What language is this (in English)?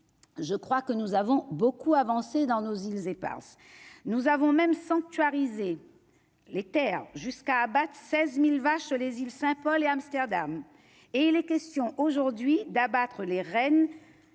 French